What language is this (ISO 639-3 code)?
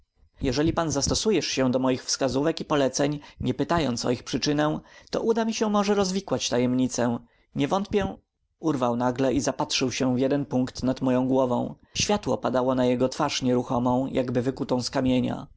pol